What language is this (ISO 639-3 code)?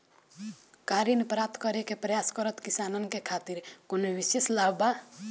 bho